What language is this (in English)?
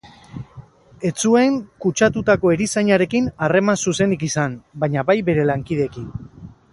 Basque